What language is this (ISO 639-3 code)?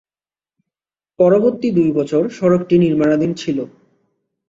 ben